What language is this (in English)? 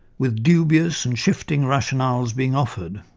English